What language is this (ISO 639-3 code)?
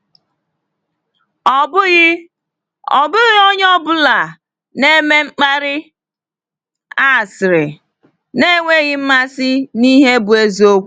ibo